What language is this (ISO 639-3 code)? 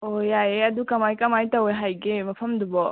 mni